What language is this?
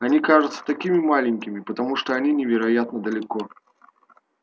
Russian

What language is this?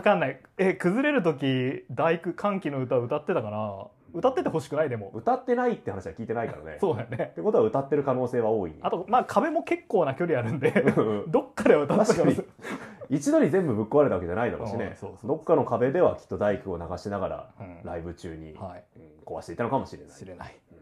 Japanese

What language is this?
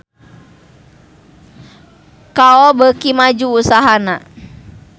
Sundanese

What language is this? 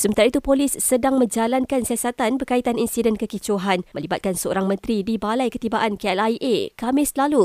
Malay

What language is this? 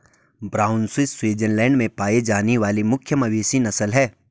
Hindi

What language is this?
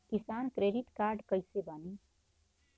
Bhojpuri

